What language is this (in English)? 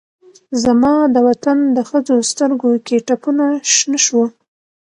Pashto